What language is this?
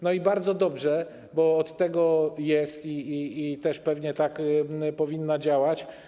Polish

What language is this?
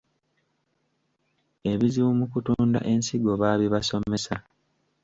Ganda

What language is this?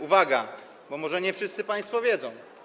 Polish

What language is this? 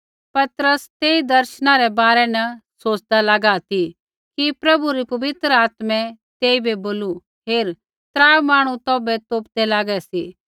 Kullu Pahari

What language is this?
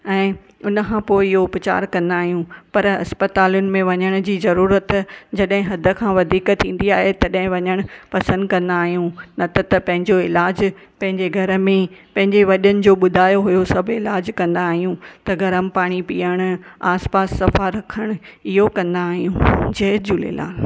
Sindhi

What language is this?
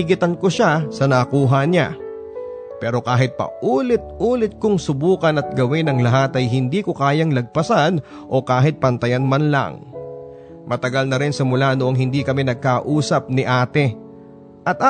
Filipino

